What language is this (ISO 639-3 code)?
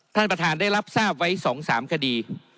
tha